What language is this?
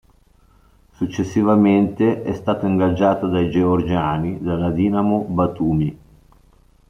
Italian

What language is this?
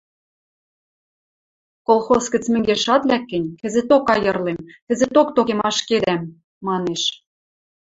Western Mari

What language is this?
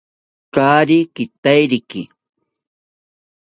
South Ucayali Ashéninka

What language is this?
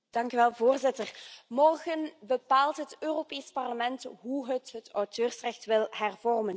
Dutch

